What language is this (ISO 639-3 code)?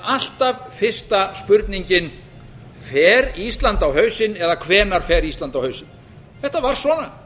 isl